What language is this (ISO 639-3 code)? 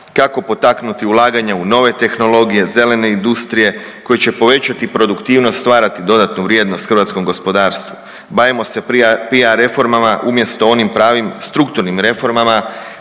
hrv